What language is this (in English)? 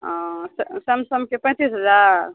Maithili